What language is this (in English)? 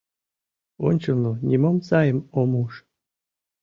Mari